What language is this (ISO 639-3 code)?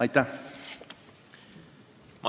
est